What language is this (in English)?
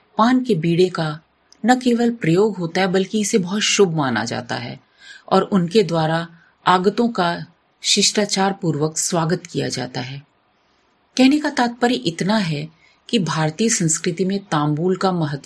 Hindi